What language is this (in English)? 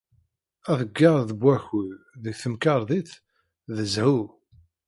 Kabyle